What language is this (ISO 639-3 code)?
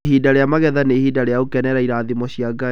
kik